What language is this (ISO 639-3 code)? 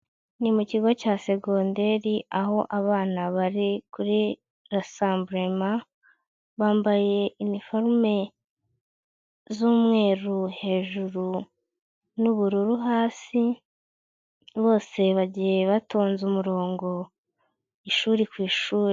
kin